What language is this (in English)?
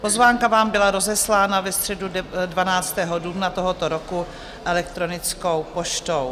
Czech